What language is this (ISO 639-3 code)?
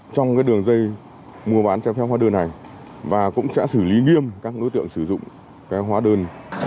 vie